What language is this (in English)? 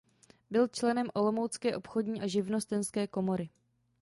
Czech